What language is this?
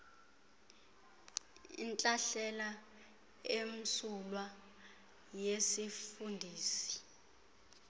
Xhosa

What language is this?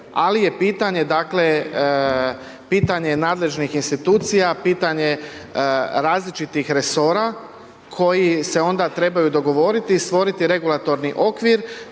Croatian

